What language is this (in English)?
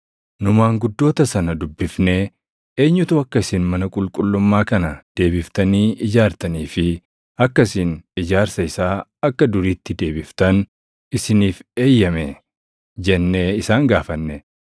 Oromo